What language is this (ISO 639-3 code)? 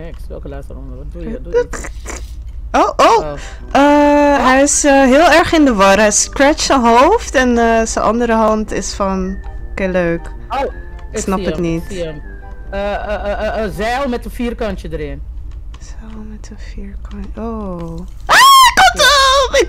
nld